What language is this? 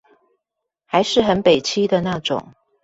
Chinese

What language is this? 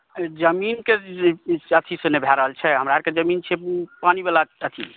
Maithili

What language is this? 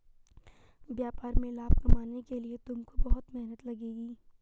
Hindi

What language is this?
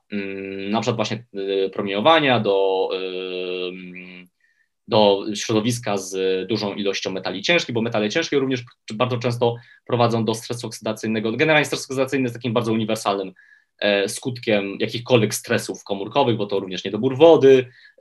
Polish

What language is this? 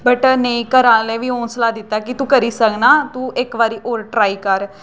Dogri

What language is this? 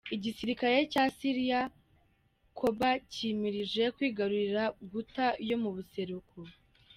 Kinyarwanda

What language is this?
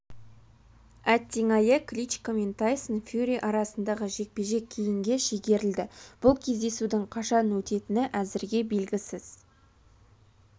Kazakh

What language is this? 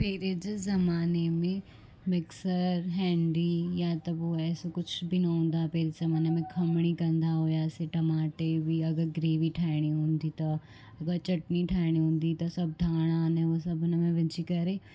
Sindhi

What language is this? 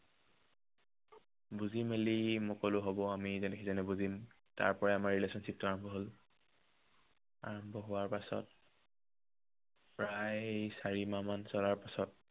Assamese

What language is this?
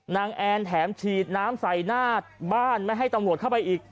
Thai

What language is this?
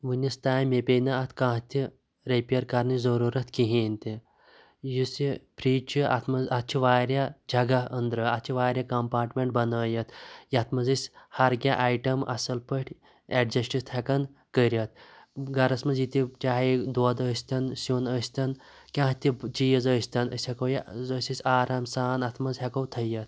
Kashmiri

